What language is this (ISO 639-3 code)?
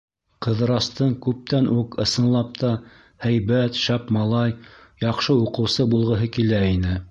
bak